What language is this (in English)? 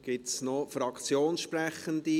Swiss German